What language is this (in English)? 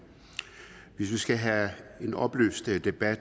Danish